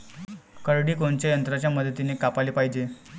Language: Marathi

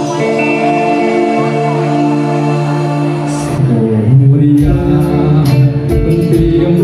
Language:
Thai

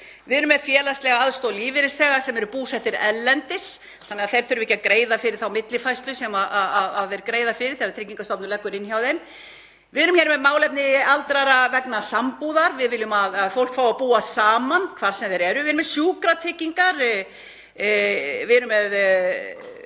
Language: Icelandic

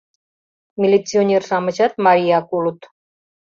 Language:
Mari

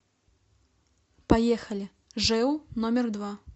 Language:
Russian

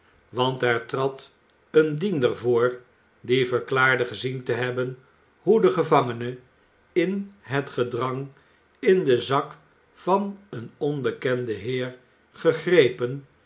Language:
Dutch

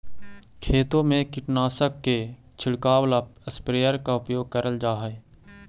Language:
Magahi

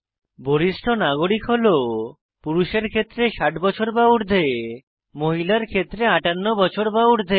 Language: Bangla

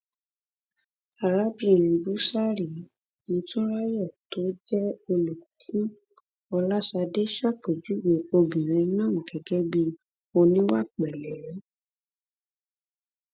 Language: Yoruba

